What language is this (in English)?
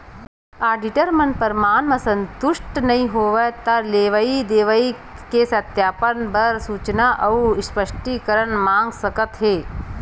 Chhattisgarhi